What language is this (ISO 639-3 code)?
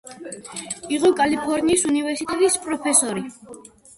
kat